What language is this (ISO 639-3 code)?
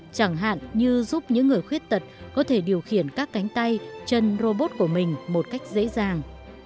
vie